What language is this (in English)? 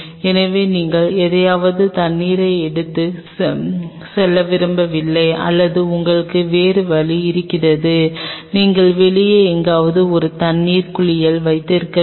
Tamil